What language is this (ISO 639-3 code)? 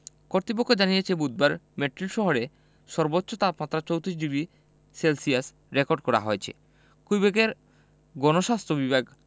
ben